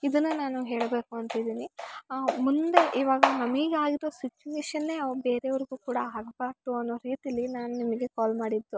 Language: Kannada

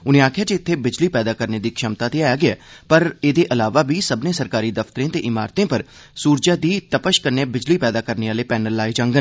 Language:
Dogri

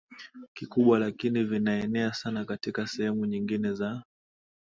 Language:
Swahili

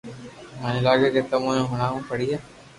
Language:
Loarki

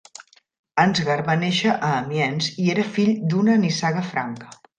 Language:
Catalan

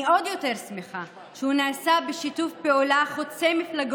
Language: Hebrew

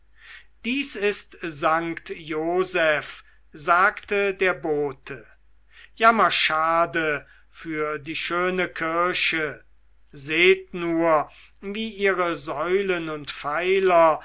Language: German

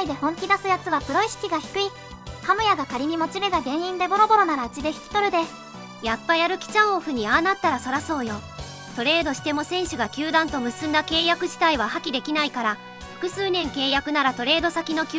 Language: Japanese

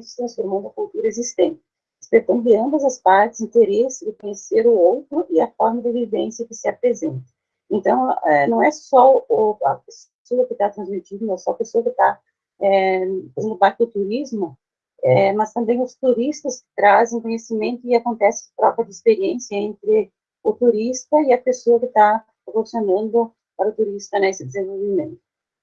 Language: Portuguese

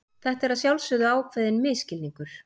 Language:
Icelandic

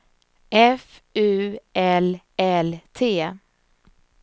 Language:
Swedish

